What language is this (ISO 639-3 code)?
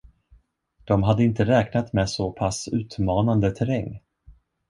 swe